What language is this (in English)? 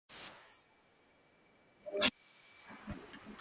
Swahili